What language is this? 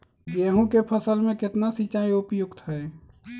Magahi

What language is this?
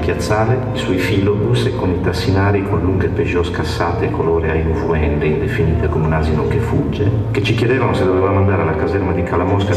Italian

